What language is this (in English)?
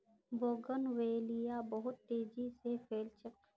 Magahi